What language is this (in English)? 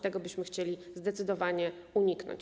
Polish